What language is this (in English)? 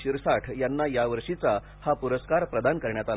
Marathi